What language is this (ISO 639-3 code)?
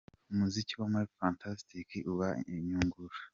kin